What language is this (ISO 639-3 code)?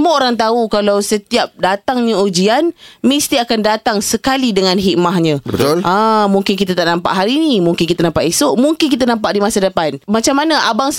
msa